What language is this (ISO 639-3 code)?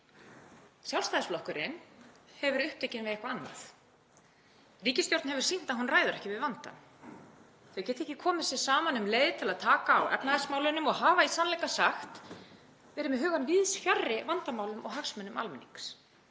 isl